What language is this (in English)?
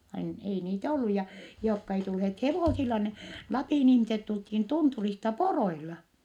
Finnish